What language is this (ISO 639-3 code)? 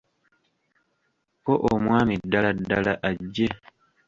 lug